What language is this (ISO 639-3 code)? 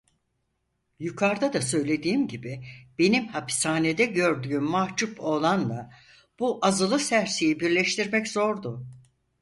tur